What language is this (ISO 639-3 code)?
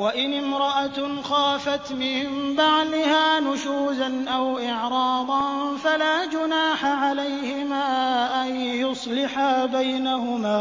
ara